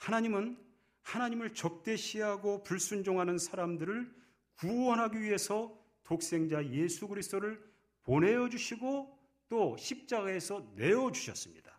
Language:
Korean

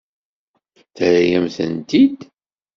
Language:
Kabyle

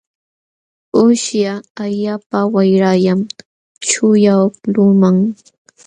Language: Jauja Wanca Quechua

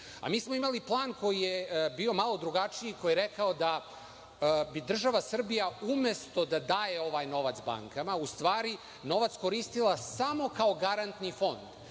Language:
Serbian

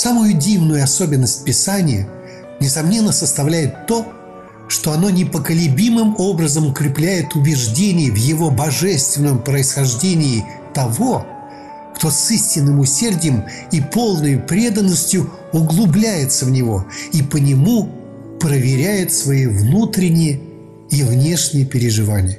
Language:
Russian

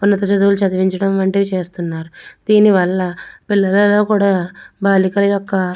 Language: Telugu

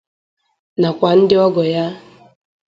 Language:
Igbo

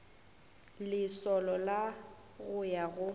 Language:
Northern Sotho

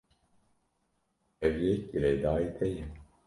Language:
Kurdish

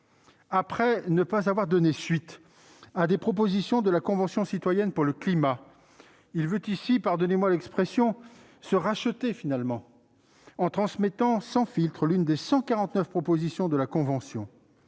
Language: French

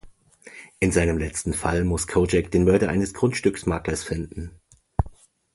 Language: German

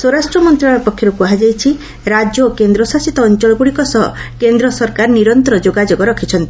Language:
Odia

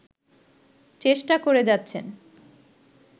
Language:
Bangla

